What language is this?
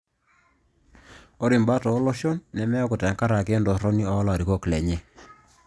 Masai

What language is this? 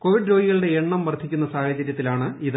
Malayalam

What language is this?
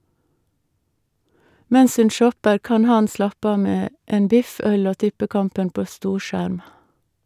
Norwegian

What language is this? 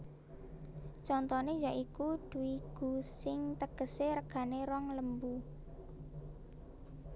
Javanese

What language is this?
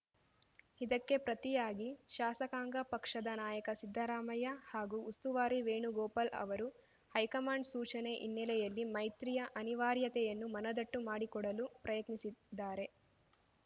Kannada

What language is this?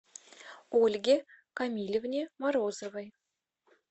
Russian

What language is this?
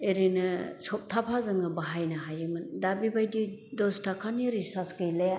Bodo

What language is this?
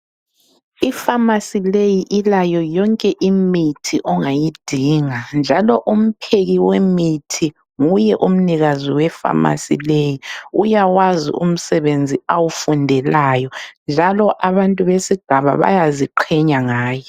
North Ndebele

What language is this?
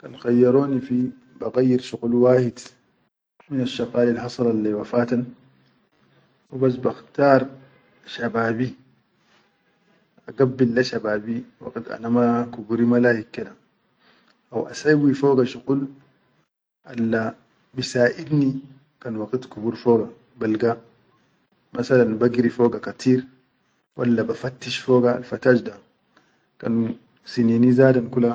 Chadian Arabic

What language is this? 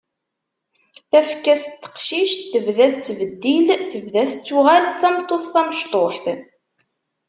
Kabyle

